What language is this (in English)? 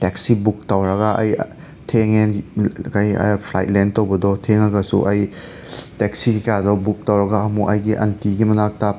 Manipuri